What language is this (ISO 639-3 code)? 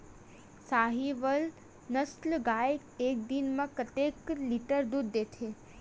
hne